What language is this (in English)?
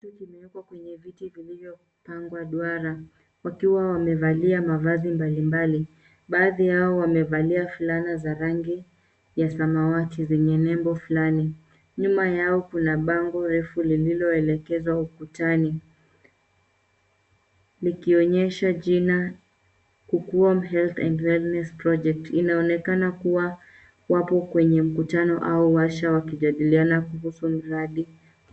Swahili